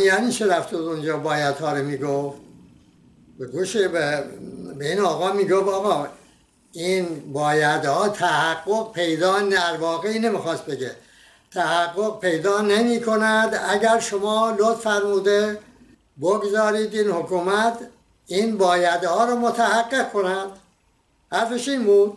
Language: Persian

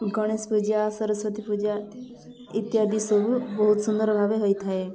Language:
Odia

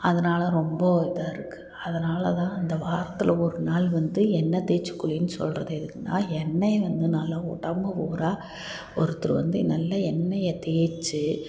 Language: Tamil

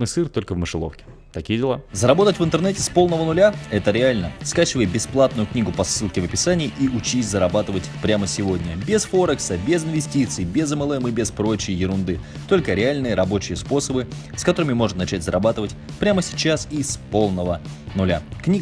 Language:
Russian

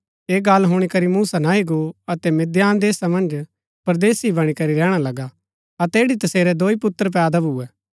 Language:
Gaddi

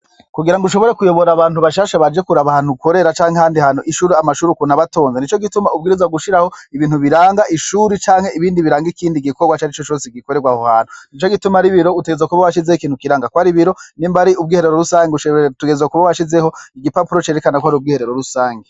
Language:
Rundi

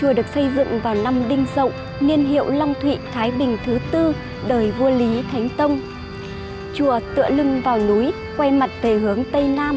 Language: Vietnamese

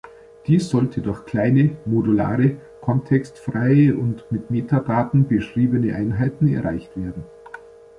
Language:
German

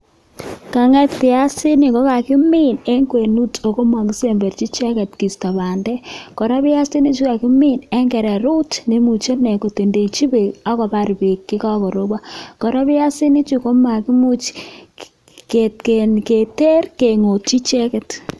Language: Kalenjin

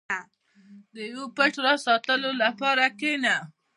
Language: Pashto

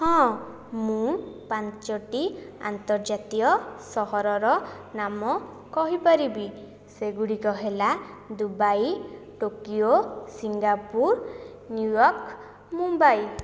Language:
Odia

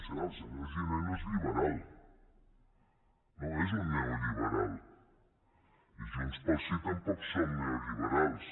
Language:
Catalan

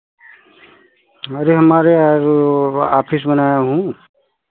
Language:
Hindi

